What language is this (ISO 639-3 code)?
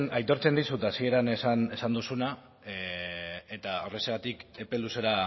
eus